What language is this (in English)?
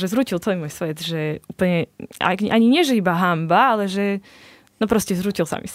Slovak